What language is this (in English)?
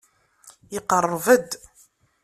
Kabyle